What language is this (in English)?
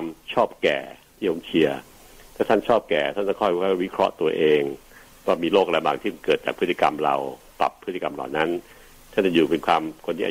Thai